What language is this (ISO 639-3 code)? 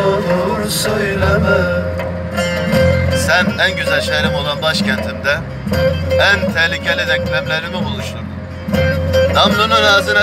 tur